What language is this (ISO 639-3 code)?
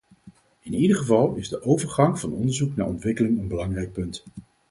nld